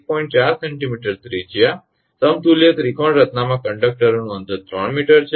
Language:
Gujarati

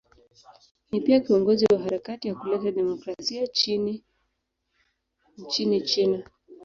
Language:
Swahili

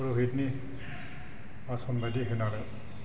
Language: Bodo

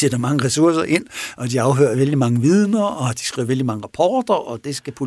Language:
Danish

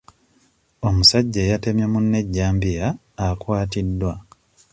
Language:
Ganda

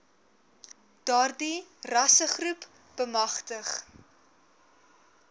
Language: Afrikaans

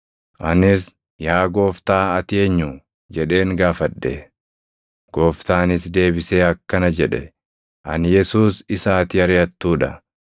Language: Oromo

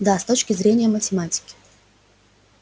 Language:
Russian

